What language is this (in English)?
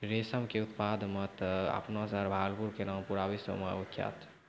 Maithili